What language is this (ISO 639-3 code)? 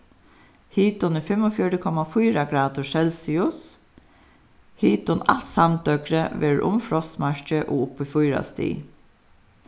fao